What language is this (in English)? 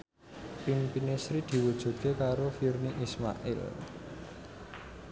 Javanese